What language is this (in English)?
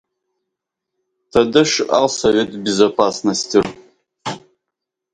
Russian